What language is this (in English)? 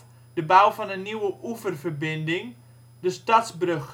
Dutch